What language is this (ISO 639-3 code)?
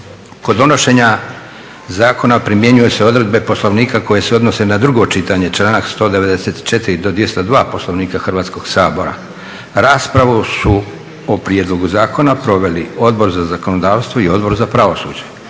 hrv